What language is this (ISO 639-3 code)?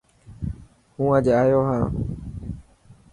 mki